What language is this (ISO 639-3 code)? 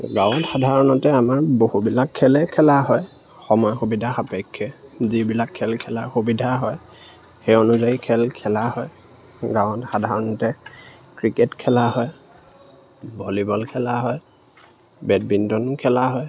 asm